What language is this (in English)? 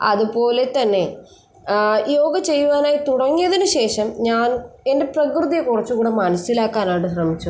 Malayalam